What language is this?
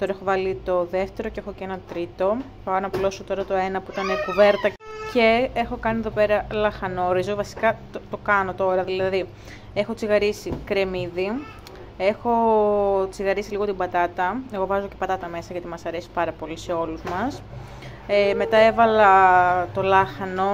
Greek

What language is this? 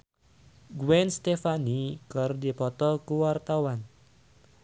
Sundanese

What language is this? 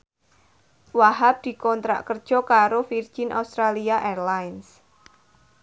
Javanese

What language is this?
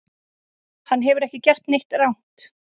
Icelandic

